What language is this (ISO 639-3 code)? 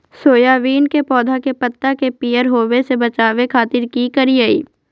mag